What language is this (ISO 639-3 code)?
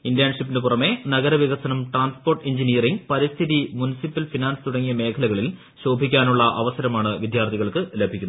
mal